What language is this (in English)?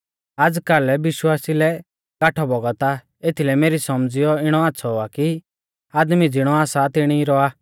Mahasu Pahari